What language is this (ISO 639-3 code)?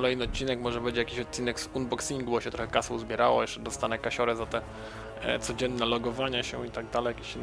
pol